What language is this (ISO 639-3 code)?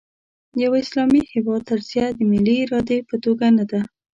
pus